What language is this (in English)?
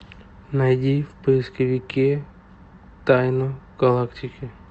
Russian